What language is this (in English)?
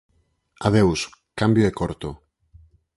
Galician